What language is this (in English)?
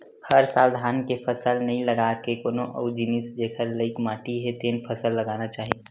Chhattisgarhi